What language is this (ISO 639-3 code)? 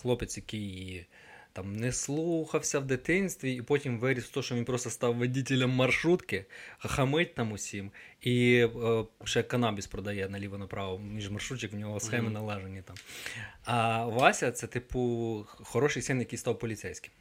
ukr